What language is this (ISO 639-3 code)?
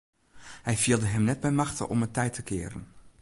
fry